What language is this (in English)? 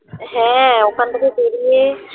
Bangla